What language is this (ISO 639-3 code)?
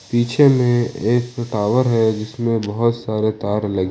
hin